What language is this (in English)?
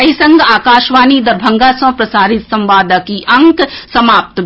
Maithili